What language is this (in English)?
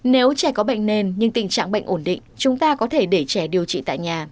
Vietnamese